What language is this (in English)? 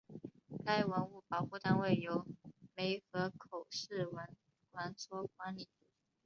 Chinese